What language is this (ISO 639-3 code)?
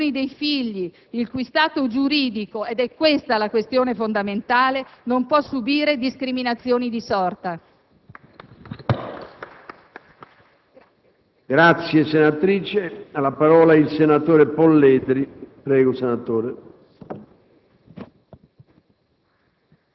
ita